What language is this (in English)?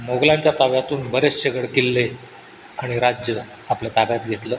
Marathi